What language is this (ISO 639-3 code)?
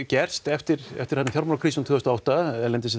isl